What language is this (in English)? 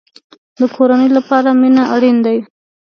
Pashto